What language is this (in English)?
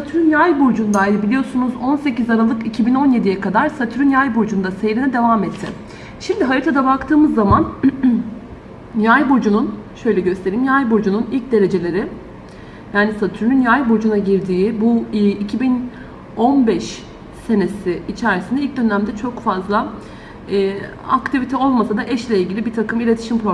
Turkish